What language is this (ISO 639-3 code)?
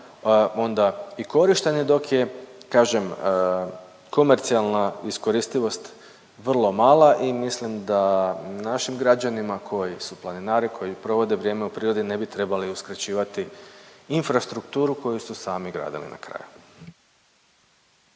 hrv